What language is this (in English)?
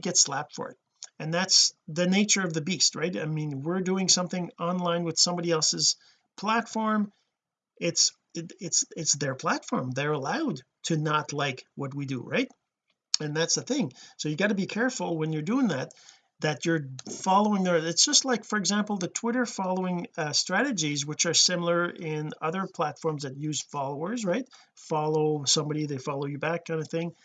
English